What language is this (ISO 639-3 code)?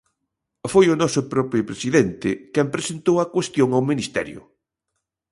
glg